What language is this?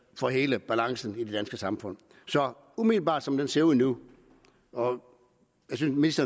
Danish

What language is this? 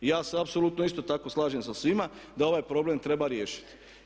Croatian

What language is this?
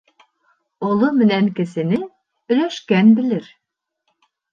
Bashkir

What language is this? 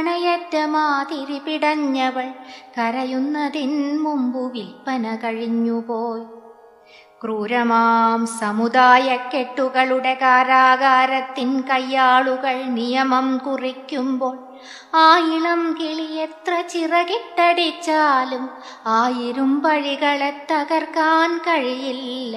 Malayalam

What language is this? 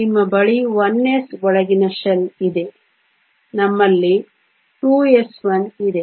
Kannada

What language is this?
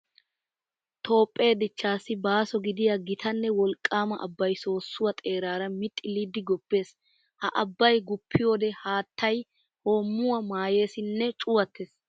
Wolaytta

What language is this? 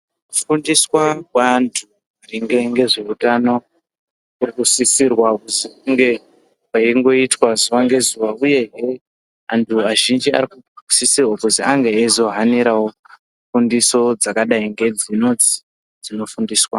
Ndau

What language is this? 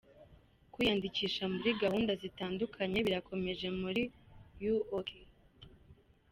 Kinyarwanda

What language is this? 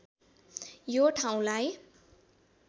Nepali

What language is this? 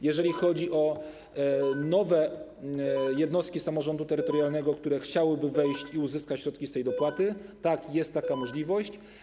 Polish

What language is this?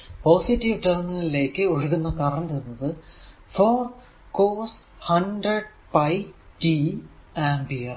Malayalam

